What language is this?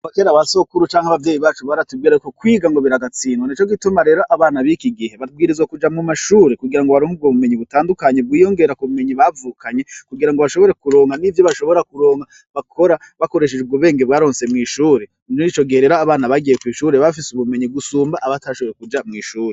Rundi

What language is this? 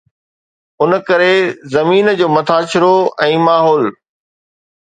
Sindhi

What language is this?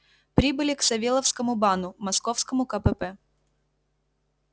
Russian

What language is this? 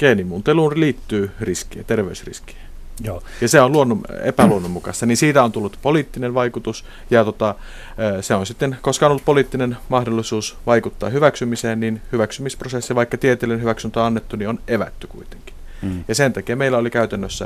Finnish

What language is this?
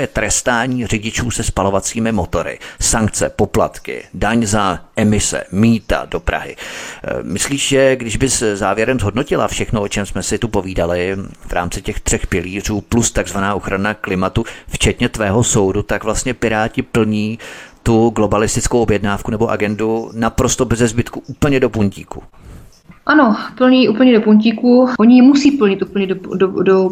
Czech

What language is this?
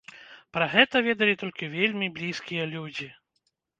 Belarusian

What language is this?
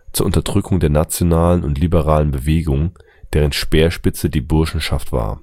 German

